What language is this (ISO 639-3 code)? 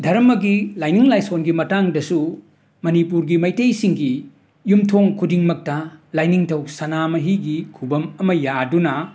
mni